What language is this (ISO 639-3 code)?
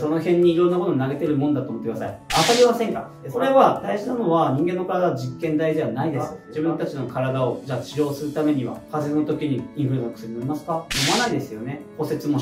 jpn